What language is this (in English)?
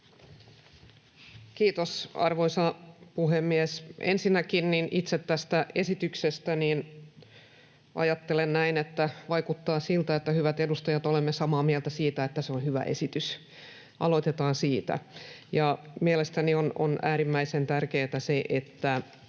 Finnish